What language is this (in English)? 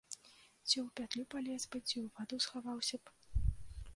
Belarusian